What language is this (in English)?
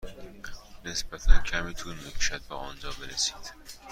Persian